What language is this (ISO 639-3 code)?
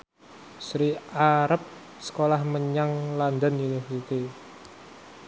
jav